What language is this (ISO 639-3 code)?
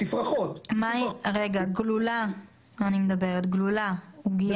heb